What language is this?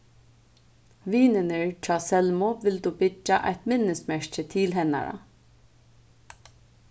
Faroese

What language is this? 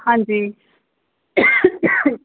Punjabi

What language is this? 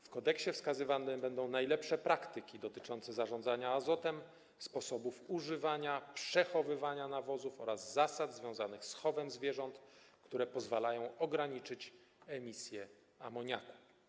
Polish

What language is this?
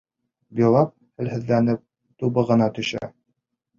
Bashkir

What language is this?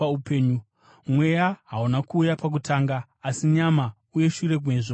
Shona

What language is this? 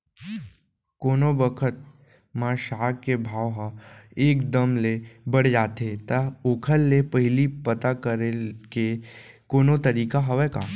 Chhattisgarhi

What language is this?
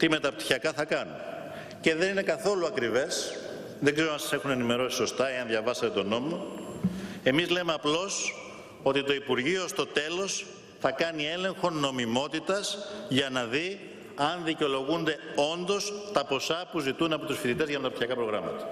Greek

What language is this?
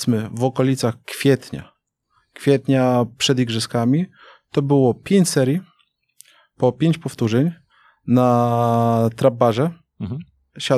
Polish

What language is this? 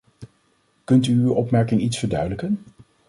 Dutch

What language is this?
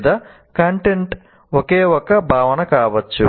Telugu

